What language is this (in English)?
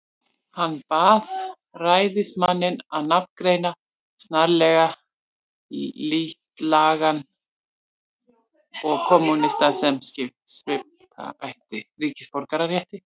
Icelandic